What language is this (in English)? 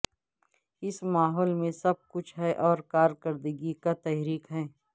Urdu